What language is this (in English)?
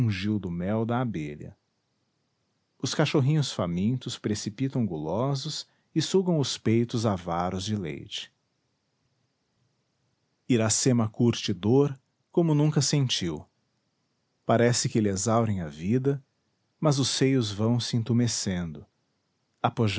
Portuguese